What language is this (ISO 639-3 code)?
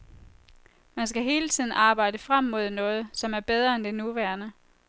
dan